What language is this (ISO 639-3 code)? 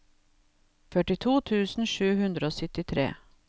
nor